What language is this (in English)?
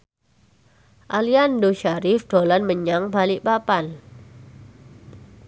Javanese